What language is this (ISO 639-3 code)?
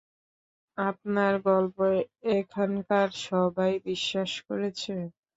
ben